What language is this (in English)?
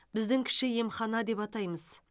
Kazakh